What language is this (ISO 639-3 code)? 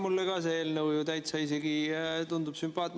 est